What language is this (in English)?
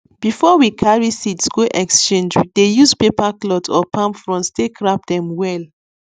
Nigerian Pidgin